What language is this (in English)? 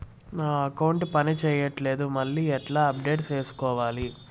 Telugu